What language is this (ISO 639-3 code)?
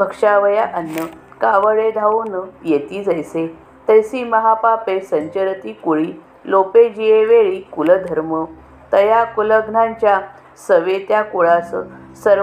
mar